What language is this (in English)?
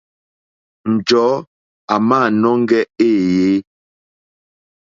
Mokpwe